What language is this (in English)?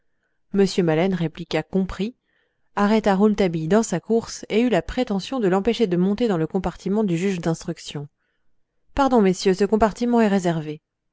French